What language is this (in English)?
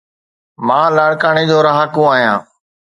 Sindhi